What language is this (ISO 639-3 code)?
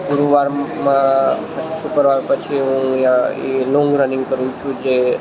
guj